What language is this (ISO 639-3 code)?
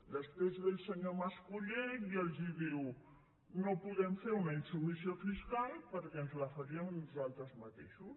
cat